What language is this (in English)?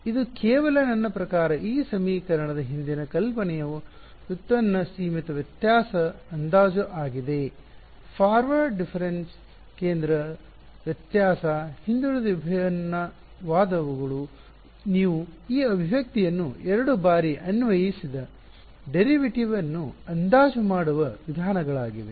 Kannada